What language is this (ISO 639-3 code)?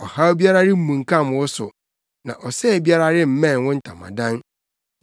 aka